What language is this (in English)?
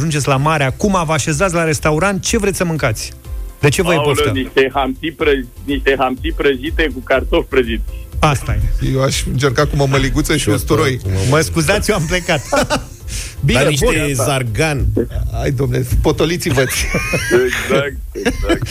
Romanian